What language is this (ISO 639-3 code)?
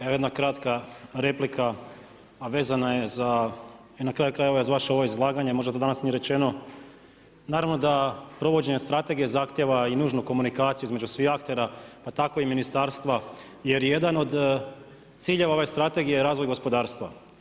hrv